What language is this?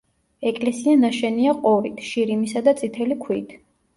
Georgian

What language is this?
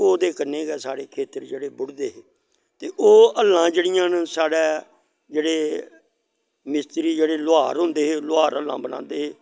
Dogri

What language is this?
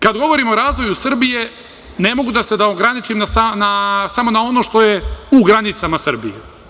Serbian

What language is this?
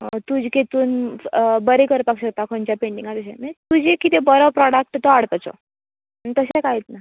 Konkani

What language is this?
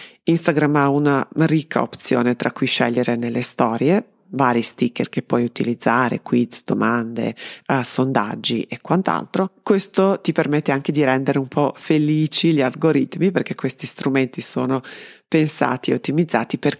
Italian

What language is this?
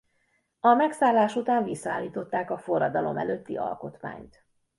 Hungarian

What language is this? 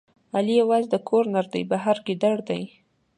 Pashto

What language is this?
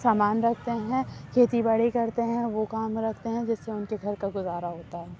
Urdu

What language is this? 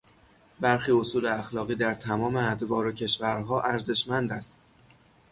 Persian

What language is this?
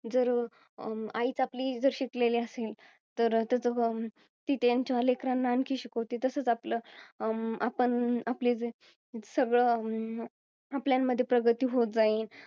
Marathi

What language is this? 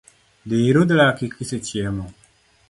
Luo (Kenya and Tanzania)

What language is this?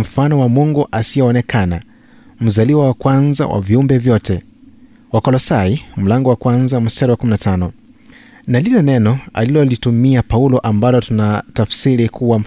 Swahili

